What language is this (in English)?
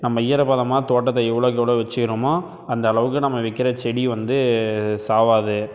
Tamil